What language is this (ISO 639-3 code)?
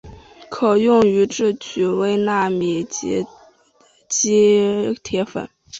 zho